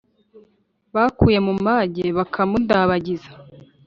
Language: Kinyarwanda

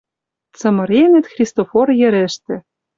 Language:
Western Mari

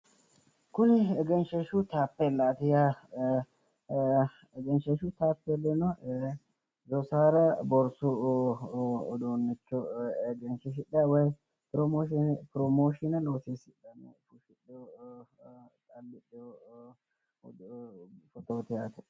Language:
Sidamo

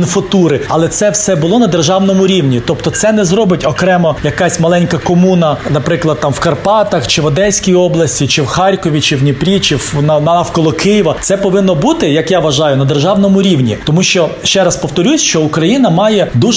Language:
Ukrainian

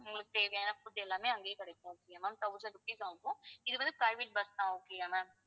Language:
Tamil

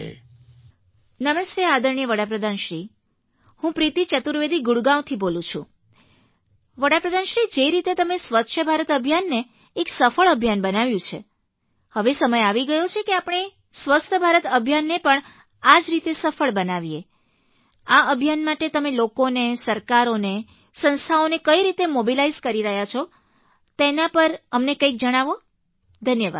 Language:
Gujarati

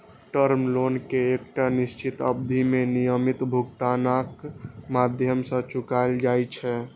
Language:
Maithili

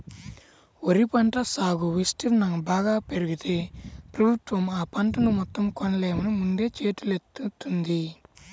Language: Telugu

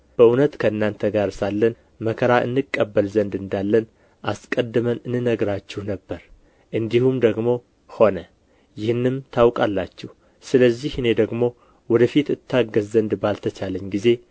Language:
Amharic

